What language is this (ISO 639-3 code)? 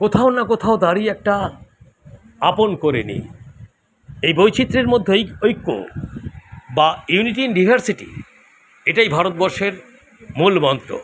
ben